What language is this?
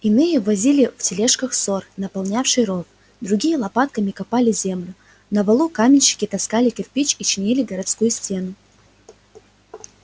Russian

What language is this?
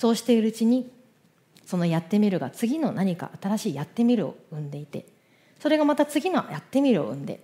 Japanese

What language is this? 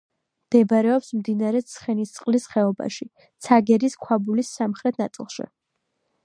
Georgian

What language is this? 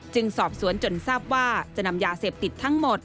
Thai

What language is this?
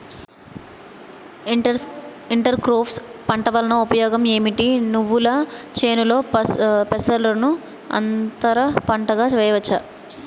Telugu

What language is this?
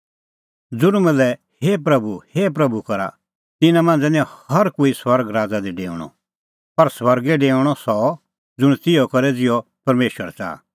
Kullu Pahari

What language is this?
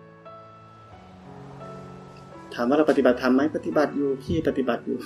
Thai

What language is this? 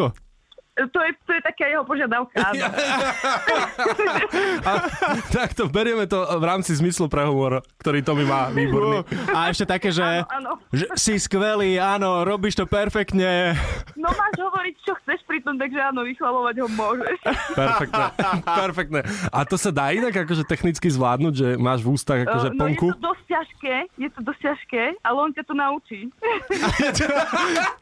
Slovak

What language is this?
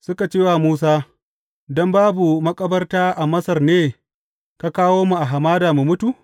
Hausa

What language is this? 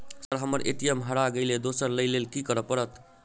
Maithili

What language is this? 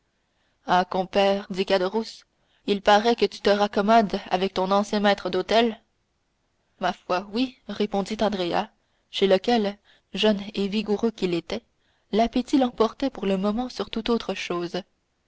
French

